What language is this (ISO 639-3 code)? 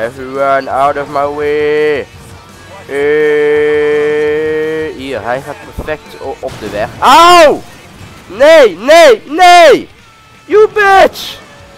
nld